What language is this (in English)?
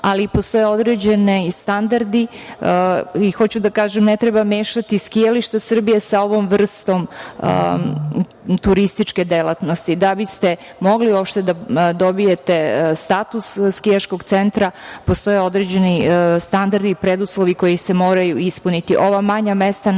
Serbian